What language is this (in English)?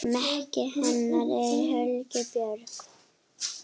Icelandic